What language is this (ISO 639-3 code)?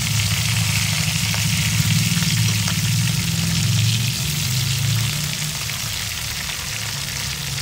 vie